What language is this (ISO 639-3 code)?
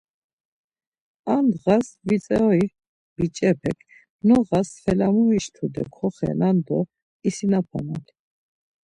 lzz